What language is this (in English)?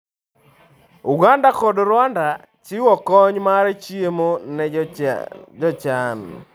Luo (Kenya and Tanzania)